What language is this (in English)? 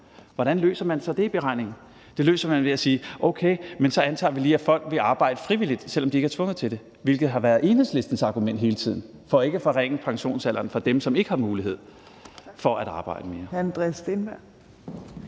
Danish